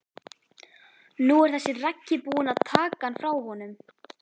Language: Icelandic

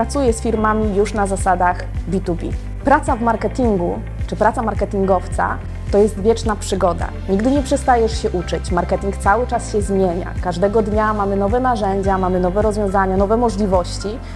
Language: Polish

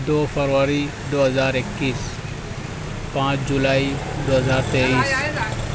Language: Urdu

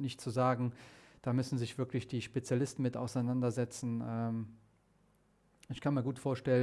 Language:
German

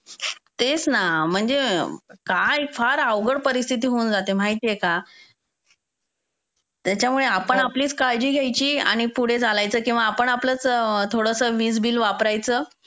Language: Marathi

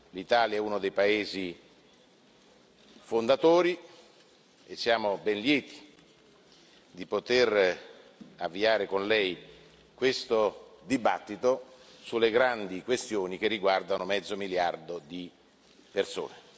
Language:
Italian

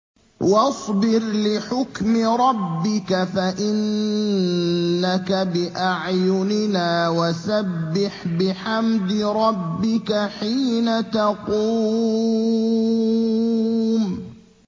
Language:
Arabic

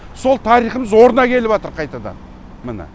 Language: Kazakh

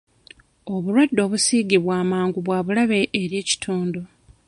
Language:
Ganda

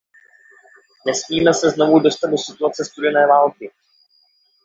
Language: Czech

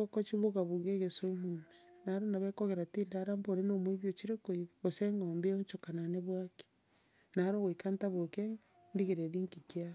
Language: Gusii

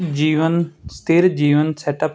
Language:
Punjabi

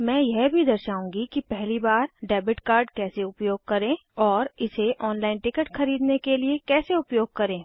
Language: Hindi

